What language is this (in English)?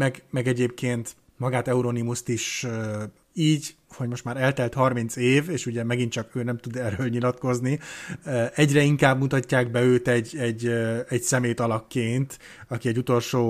Hungarian